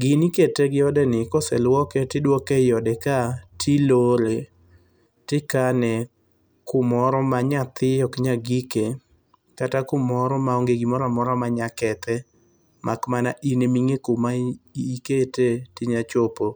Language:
Luo (Kenya and Tanzania)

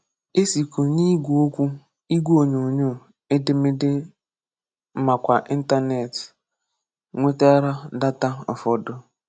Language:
Igbo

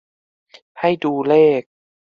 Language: Thai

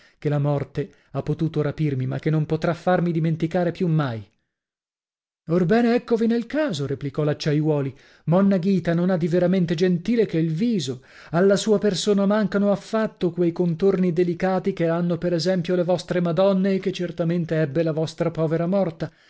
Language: Italian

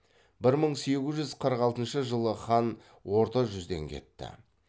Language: Kazakh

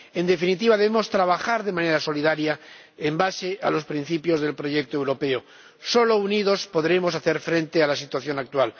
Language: Spanish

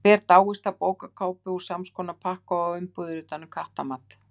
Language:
Icelandic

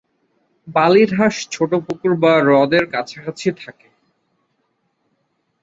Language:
Bangla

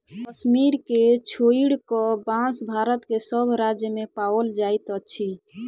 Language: Maithili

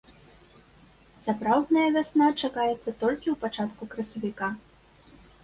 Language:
Belarusian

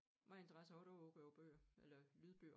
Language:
Danish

